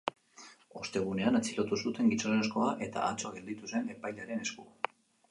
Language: Basque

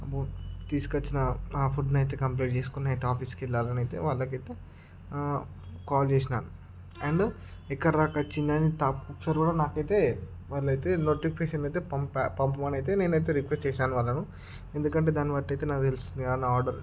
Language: Telugu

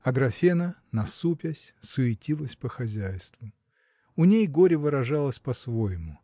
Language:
Russian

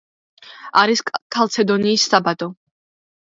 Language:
Georgian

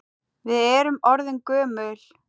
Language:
Icelandic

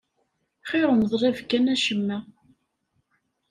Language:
Kabyle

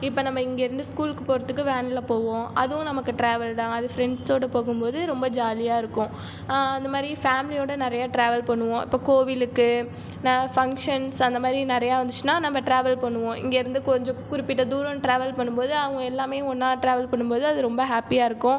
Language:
Tamil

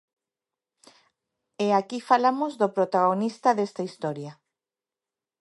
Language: Galician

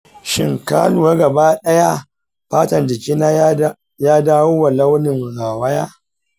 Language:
Hausa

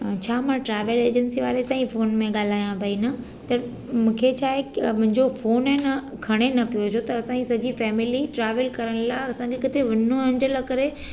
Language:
Sindhi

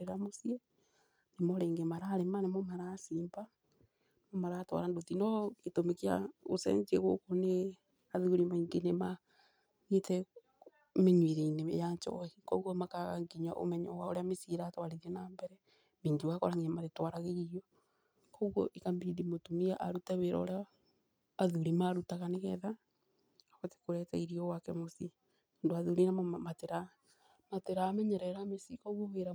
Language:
Kikuyu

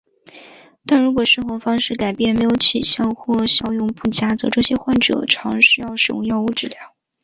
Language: Chinese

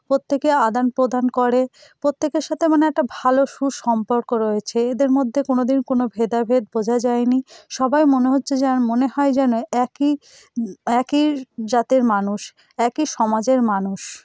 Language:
Bangla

